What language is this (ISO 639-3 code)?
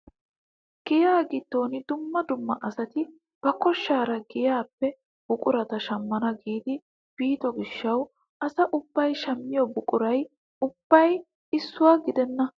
wal